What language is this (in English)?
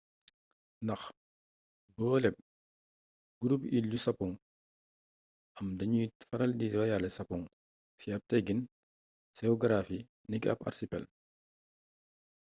Wolof